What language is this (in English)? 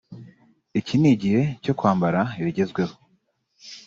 Kinyarwanda